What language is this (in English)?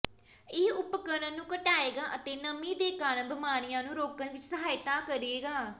Punjabi